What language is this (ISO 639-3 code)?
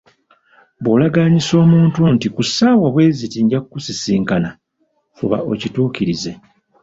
lug